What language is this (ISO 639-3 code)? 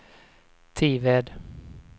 swe